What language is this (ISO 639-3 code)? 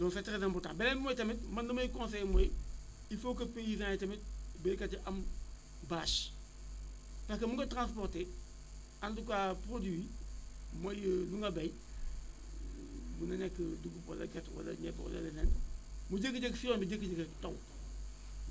wol